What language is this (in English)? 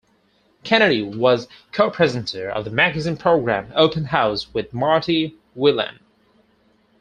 English